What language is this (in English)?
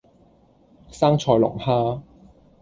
Cantonese